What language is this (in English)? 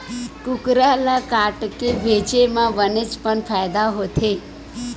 Chhattisgarhi